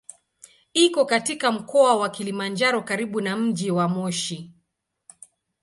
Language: Swahili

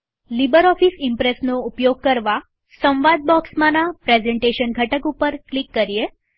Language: Gujarati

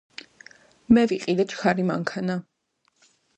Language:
Georgian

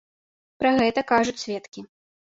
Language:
Belarusian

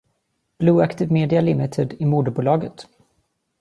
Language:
Swedish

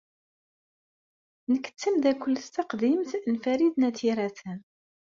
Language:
Kabyle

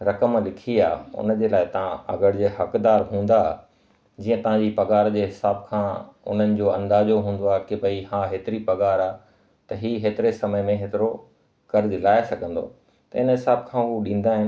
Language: Sindhi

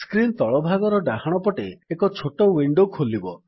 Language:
Odia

